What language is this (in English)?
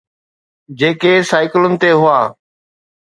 Sindhi